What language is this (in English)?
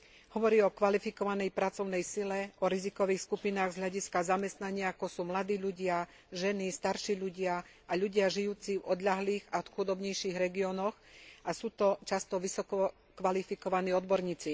Slovak